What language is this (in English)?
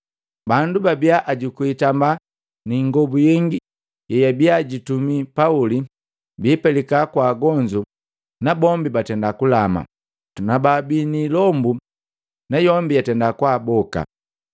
Matengo